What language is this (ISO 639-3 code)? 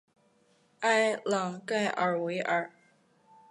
zho